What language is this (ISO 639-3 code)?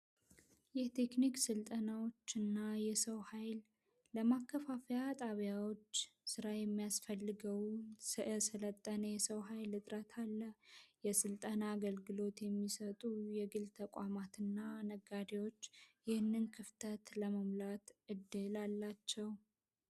amh